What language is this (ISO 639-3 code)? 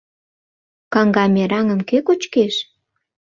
chm